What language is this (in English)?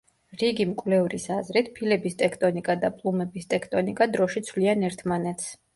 Georgian